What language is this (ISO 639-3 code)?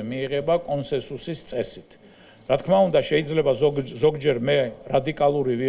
ron